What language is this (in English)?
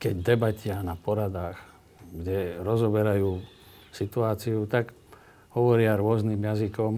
Slovak